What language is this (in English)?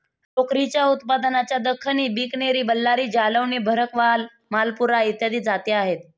Marathi